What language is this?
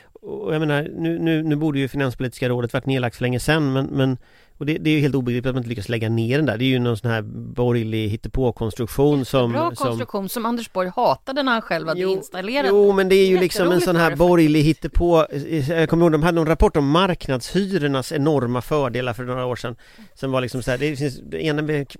Swedish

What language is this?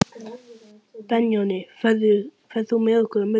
Icelandic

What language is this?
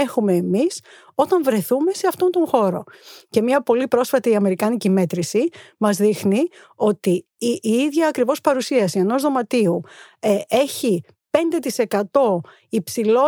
Greek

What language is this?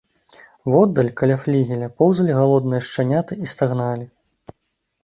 Belarusian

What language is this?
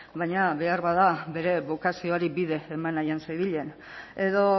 Basque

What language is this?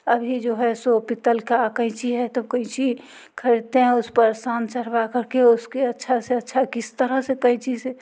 Hindi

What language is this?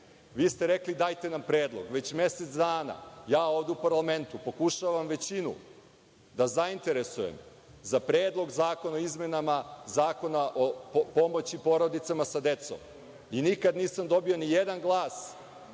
Serbian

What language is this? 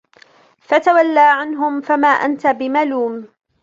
Arabic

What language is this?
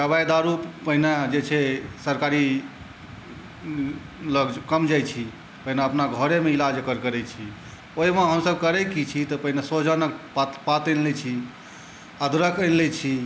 Maithili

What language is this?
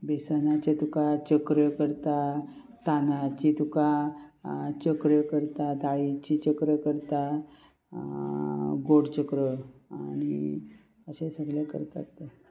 Konkani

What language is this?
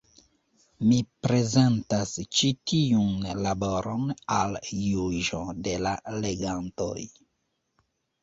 Esperanto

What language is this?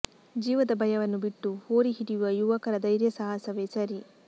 Kannada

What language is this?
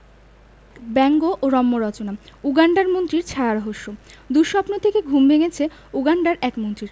Bangla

